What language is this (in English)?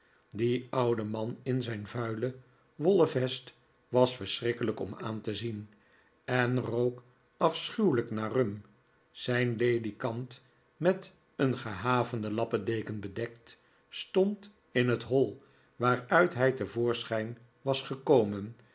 Dutch